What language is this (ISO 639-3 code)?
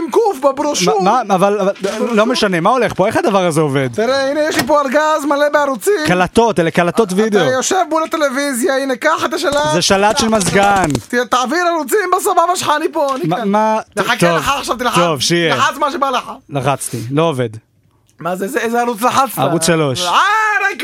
heb